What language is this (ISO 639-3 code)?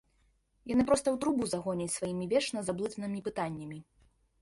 bel